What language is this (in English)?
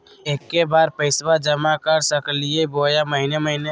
Magahi